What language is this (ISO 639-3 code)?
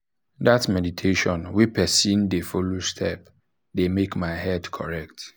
pcm